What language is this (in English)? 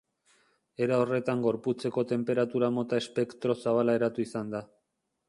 Basque